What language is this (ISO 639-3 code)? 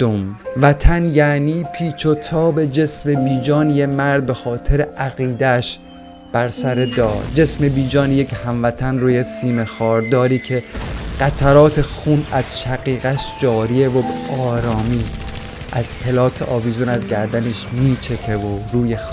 fas